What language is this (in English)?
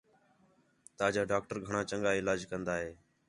Khetrani